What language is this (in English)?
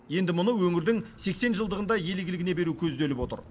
Kazakh